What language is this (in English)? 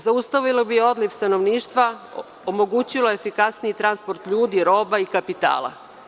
Serbian